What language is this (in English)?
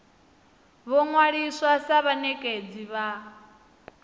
Venda